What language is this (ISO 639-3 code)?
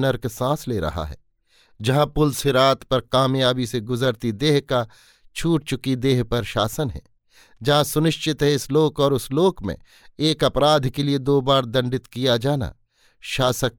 hin